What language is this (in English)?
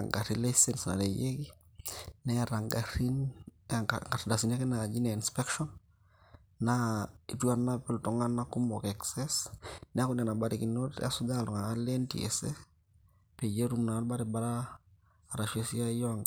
Masai